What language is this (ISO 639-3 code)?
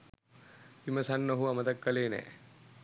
sin